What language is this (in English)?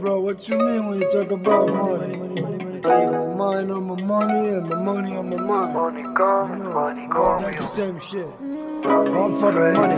English